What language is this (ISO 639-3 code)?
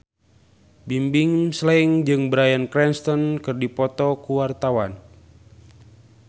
sun